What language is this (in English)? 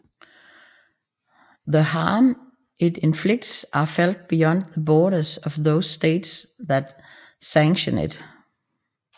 Danish